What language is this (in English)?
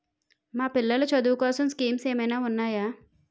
Telugu